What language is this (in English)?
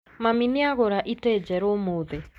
Kikuyu